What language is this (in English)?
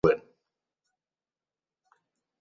Basque